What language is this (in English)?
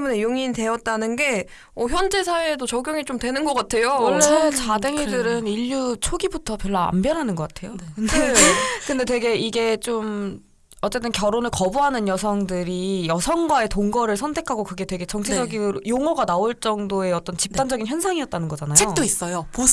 Korean